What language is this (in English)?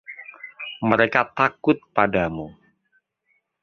Indonesian